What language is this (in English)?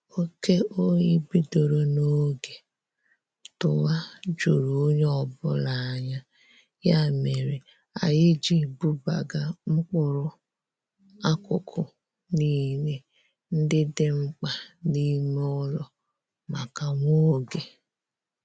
Igbo